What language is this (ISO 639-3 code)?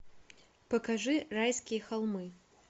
rus